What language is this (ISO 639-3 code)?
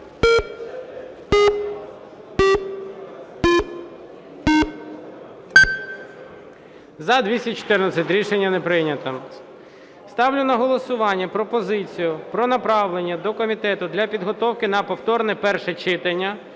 ukr